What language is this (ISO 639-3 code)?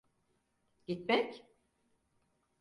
tur